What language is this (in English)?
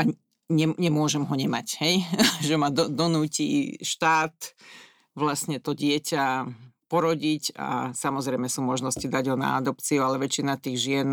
Slovak